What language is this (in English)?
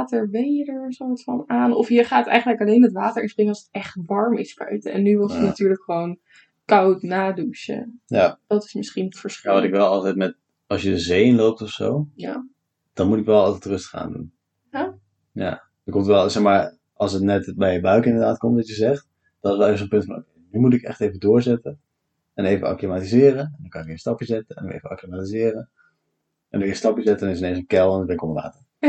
Dutch